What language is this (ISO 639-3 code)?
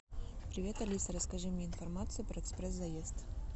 rus